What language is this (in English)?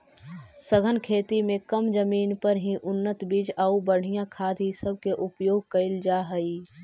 Magahi